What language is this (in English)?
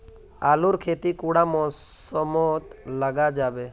Magahi